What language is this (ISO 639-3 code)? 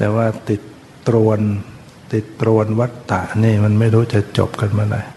tha